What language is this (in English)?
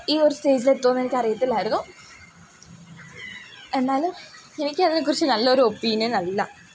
Malayalam